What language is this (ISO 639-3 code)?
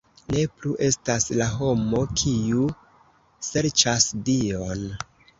epo